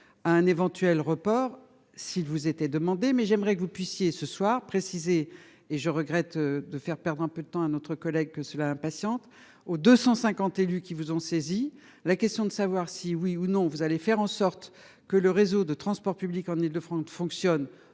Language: French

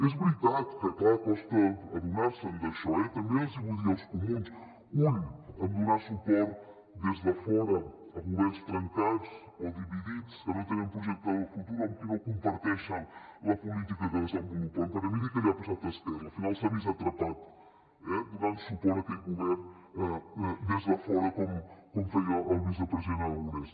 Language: Catalan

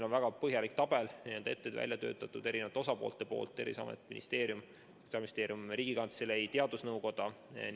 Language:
Estonian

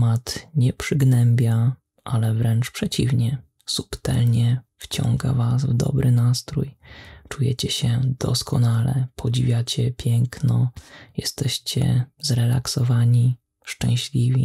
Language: Polish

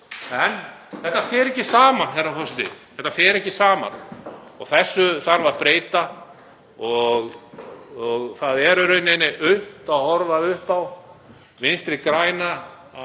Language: Icelandic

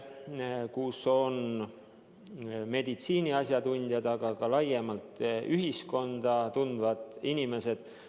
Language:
Estonian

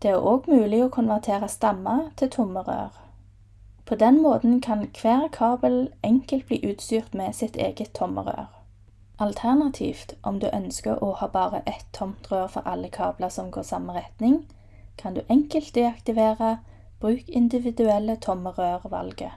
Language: Norwegian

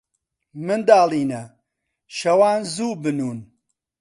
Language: Central Kurdish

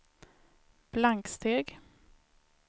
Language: Swedish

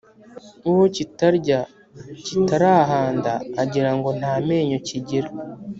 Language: Kinyarwanda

